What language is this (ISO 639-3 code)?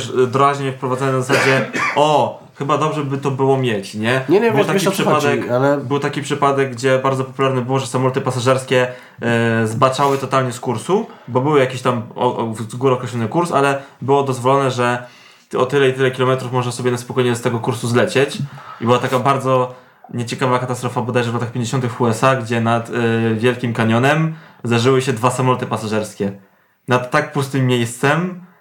pol